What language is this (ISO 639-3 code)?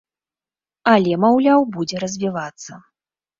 bel